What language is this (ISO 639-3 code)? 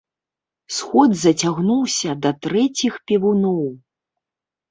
bel